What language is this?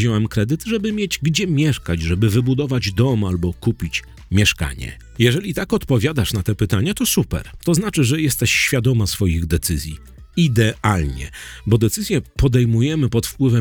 Polish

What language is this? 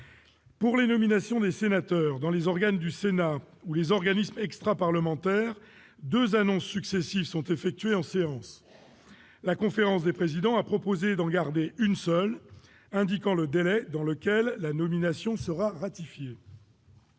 French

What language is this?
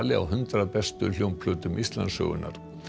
Icelandic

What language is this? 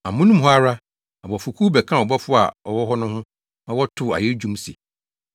Akan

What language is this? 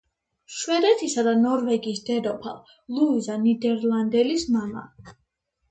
Georgian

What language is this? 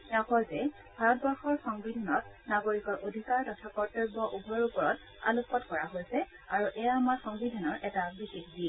Assamese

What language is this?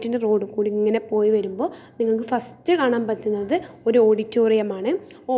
Malayalam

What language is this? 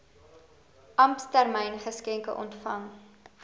Afrikaans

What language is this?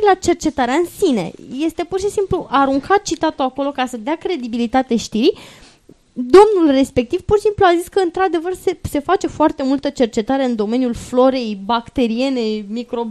Romanian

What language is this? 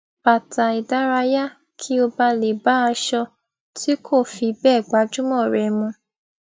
Yoruba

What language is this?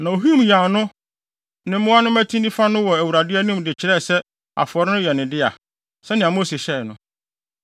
Akan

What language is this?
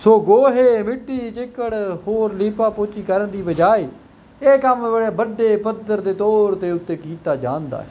Punjabi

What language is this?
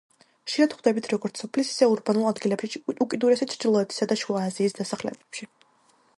Georgian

